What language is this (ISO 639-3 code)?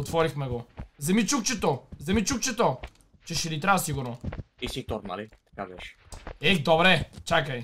bul